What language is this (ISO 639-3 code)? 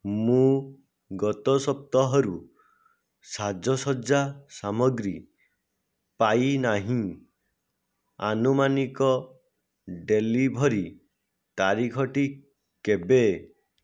ori